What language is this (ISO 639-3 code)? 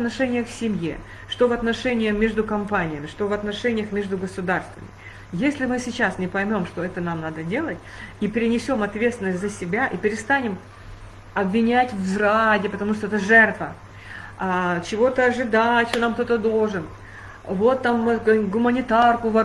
rus